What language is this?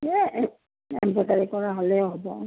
Assamese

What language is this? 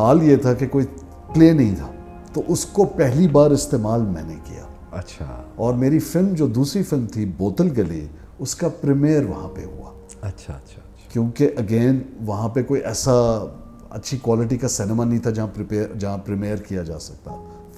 Hindi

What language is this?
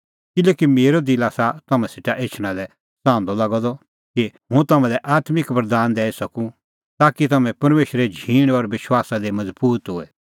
Kullu Pahari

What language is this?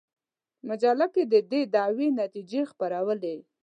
Pashto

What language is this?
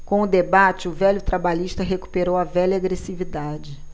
Portuguese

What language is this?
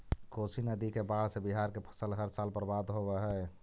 Magahi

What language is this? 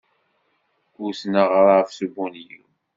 Kabyle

